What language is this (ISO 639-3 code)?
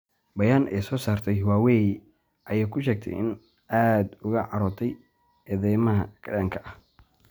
som